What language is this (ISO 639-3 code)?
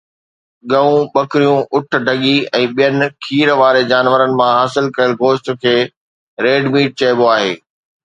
snd